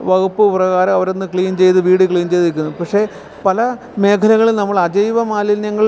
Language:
Malayalam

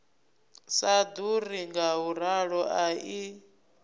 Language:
Venda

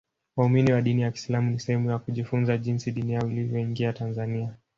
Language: Swahili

